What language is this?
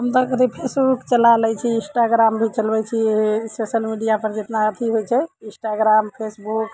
Maithili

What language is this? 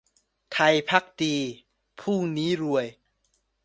Thai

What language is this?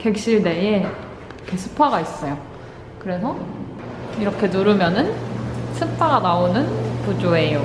Korean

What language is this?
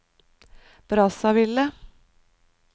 Norwegian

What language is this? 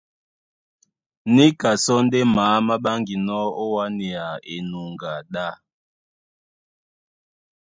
Duala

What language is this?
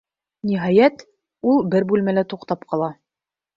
Bashkir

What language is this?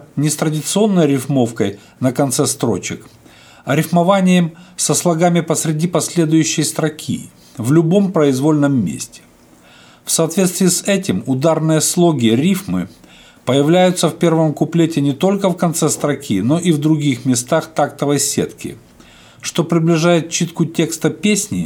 Russian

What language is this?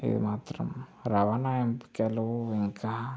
Telugu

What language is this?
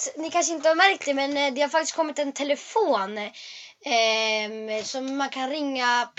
Swedish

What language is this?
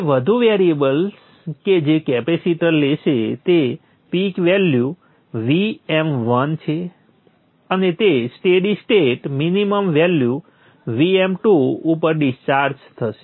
Gujarati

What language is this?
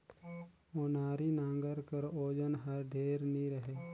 Chhattisgarhi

